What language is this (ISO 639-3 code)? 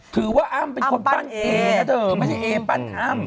tha